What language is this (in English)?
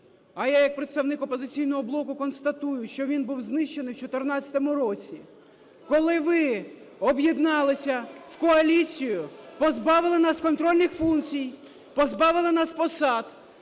Ukrainian